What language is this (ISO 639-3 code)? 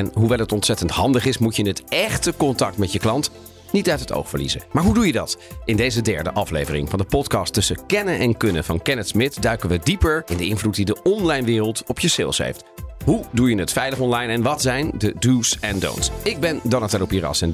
nld